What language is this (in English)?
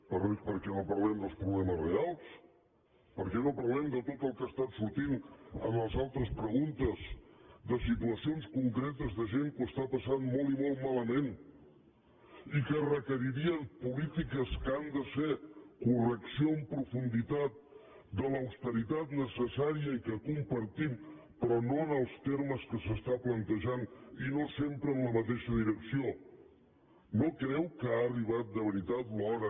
Catalan